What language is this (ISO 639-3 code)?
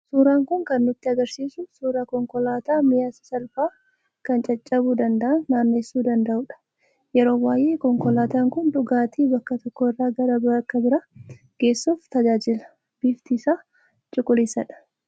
orm